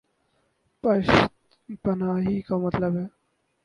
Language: Urdu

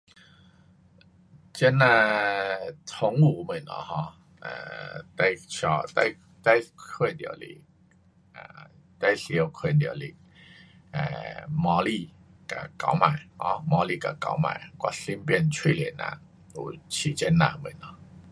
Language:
Pu-Xian Chinese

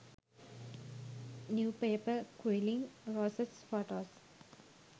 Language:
Sinhala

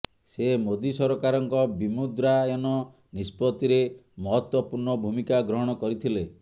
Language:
Odia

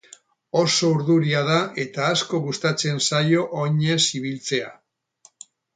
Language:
Basque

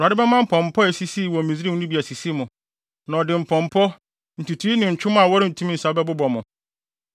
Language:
Akan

